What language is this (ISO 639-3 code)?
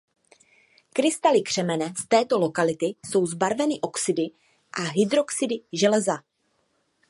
ces